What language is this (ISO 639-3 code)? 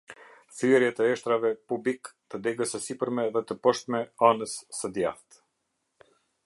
sqi